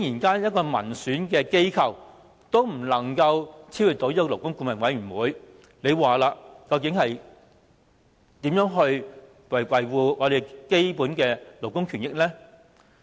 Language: Cantonese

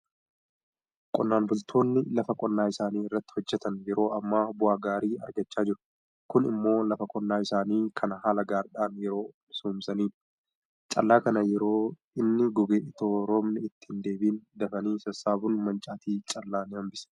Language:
Oromo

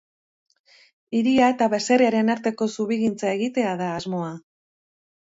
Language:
Basque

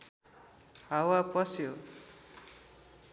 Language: Nepali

